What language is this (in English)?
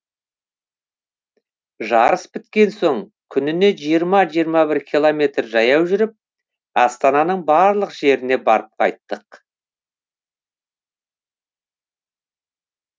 Kazakh